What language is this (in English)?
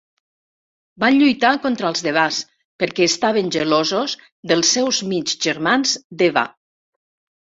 Catalan